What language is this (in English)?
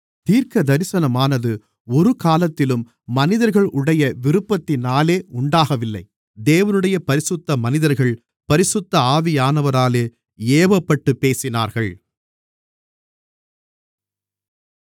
Tamil